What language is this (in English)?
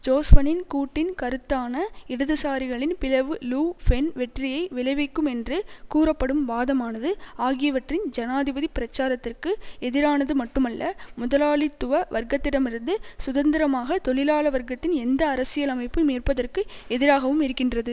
Tamil